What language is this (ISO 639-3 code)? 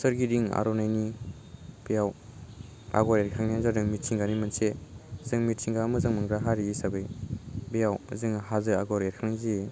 brx